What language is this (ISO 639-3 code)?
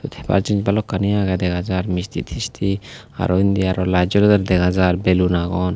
ccp